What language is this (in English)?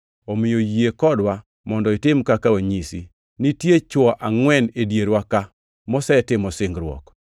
Luo (Kenya and Tanzania)